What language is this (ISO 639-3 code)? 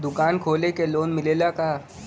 bho